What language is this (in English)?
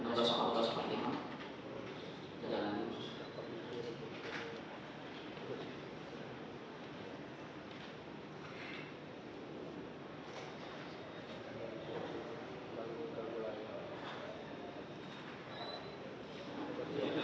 Indonesian